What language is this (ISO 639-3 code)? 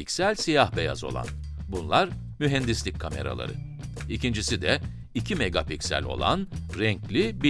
tur